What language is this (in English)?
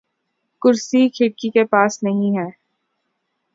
Urdu